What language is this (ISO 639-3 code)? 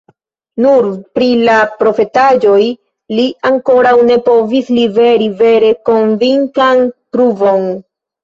epo